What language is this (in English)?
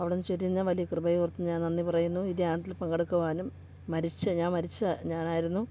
Malayalam